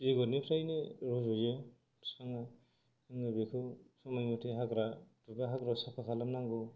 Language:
Bodo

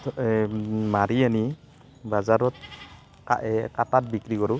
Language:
Assamese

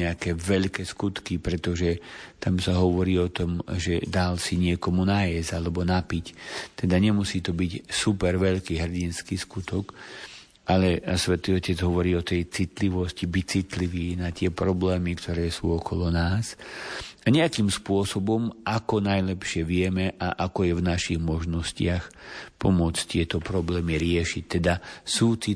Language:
Slovak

